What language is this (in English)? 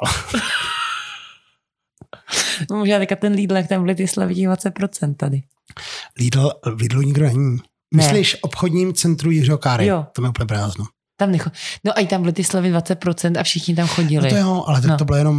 Czech